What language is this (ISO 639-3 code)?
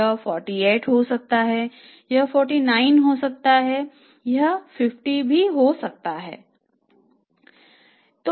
hin